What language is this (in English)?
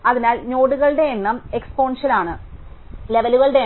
Malayalam